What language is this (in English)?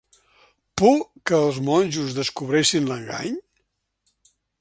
Catalan